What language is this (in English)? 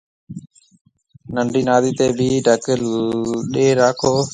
Marwari (Pakistan)